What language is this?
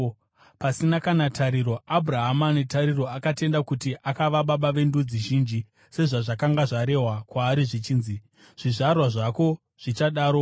Shona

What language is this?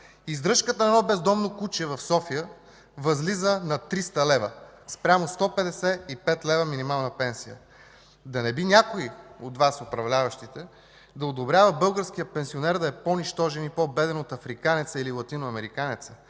Bulgarian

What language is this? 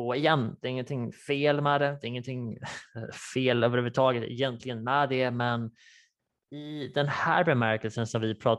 Swedish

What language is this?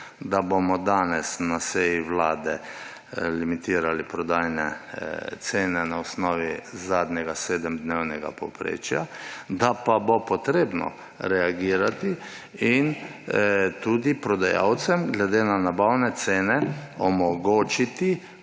Slovenian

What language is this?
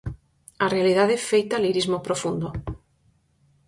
Galician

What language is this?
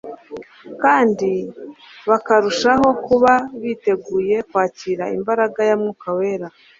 Kinyarwanda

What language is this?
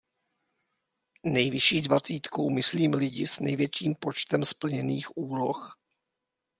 Czech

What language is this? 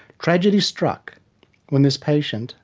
English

